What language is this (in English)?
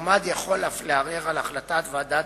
Hebrew